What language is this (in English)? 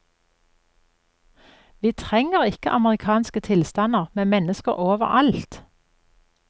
Norwegian